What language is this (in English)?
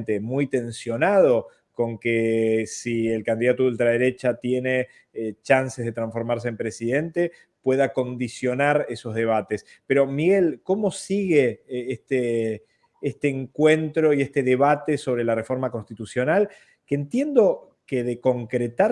Spanish